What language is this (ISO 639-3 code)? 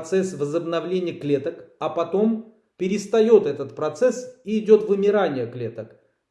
rus